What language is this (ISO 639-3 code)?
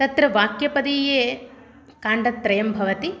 san